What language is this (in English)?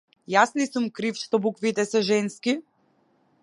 Macedonian